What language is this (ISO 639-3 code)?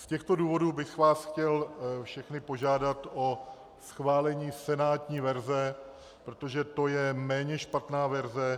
ces